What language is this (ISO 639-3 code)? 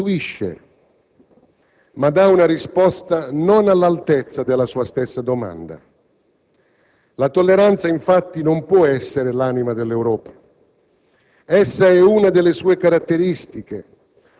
ita